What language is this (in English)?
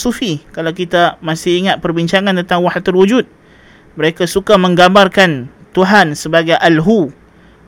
Malay